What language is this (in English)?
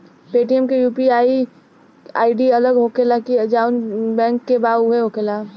Bhojpuri